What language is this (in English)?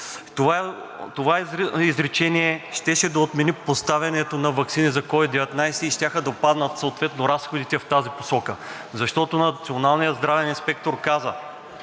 Bulgarian